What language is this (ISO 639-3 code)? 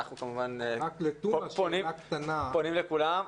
heb